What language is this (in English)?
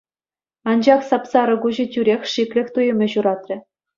Chuvash